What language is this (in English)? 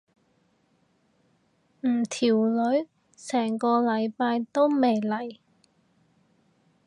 Cantonese